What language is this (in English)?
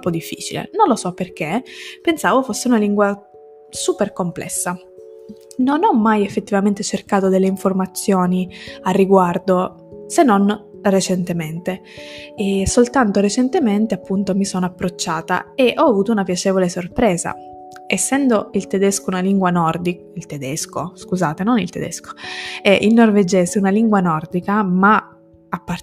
Italian